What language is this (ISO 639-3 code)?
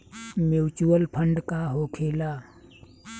bho